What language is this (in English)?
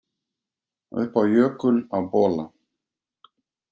Icelandic